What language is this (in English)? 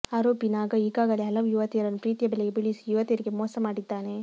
Kannada